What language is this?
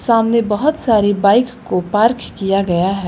Hindi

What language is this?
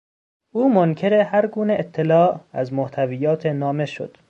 Persian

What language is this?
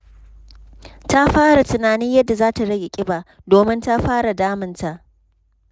Hausa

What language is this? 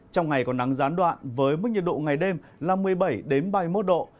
Vietnamese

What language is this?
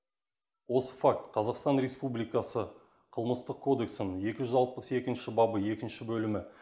Kazakh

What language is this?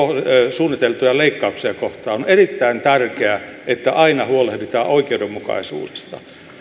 Finnish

